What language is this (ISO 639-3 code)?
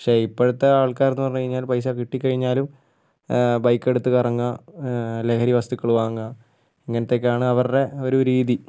mal